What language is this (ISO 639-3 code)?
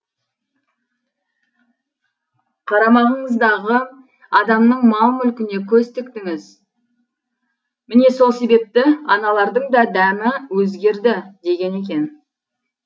kaz